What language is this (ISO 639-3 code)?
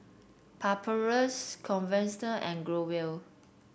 eng